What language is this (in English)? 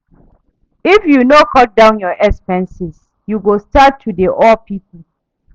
Nigerian Pidgin